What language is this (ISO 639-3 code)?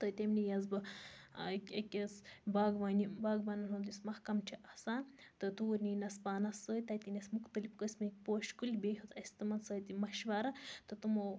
kas